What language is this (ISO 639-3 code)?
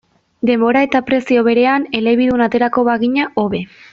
eus